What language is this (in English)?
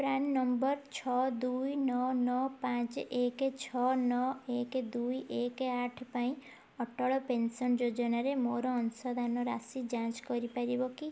Odia